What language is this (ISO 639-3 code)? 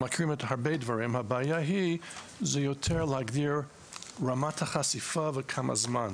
heb